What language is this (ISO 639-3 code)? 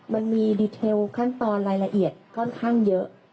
tha